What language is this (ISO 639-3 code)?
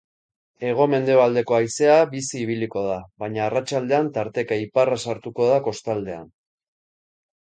eus